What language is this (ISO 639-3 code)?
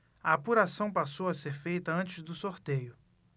por